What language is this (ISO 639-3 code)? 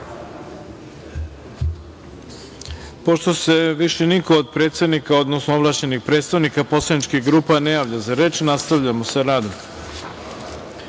srp